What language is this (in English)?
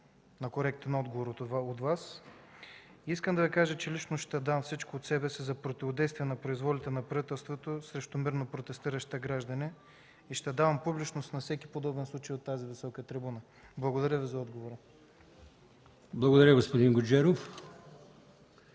Bulgarian